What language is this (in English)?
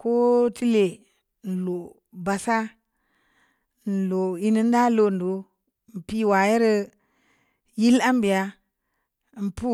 Samba Leko